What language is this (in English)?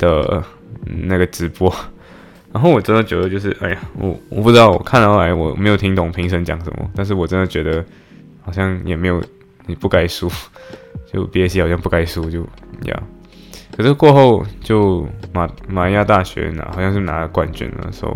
Chinese